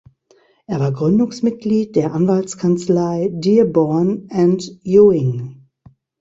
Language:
German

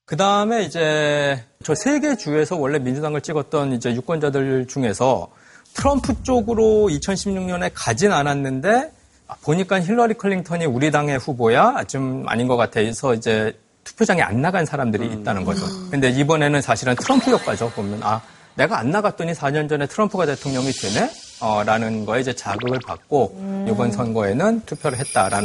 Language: Korean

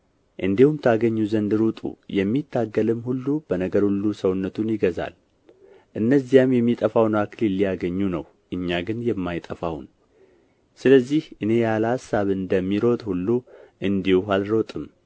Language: Amharic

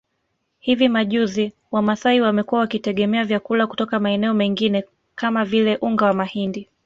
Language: Swahili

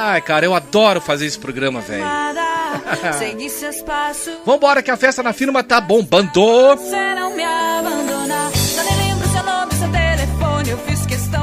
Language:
Portuguese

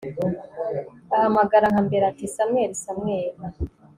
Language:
Kinyarwanda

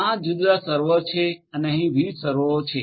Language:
Gujarati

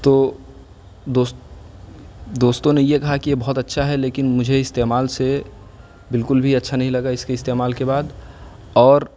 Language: Urdu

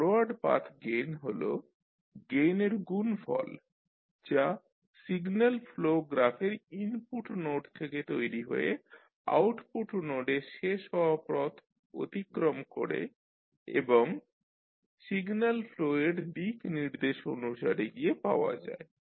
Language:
Bangla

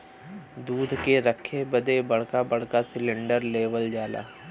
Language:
Bhojpuri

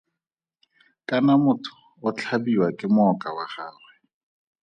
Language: Tswana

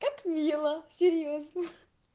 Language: Russian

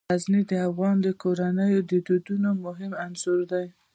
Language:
Pashto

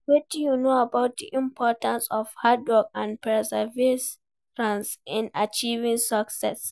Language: Nigerian Pidgin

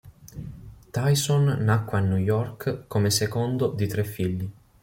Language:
Italian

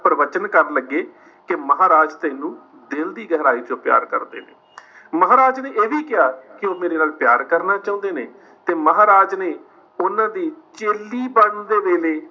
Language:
Punjabi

